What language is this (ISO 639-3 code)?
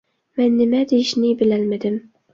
uig